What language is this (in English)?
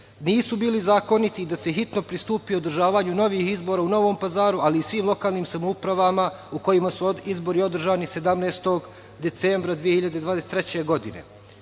Serbian